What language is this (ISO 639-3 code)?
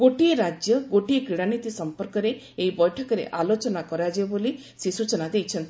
ori